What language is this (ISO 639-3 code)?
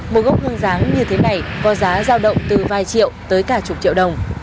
vie